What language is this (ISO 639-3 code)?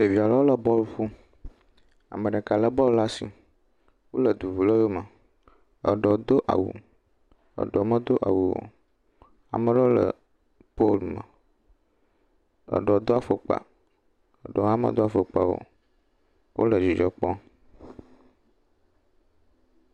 ewe